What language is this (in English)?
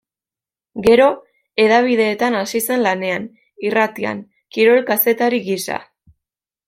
Basque